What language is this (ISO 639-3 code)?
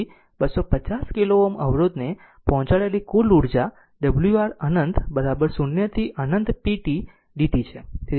guj